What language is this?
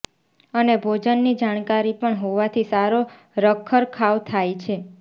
Gujarati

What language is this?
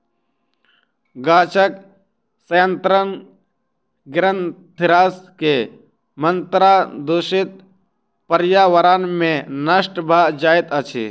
Maithili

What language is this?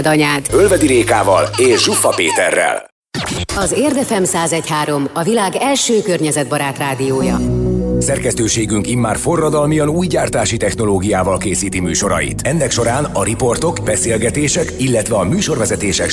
Hungarian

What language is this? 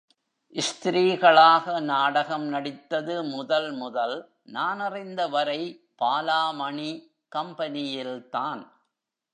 Tamil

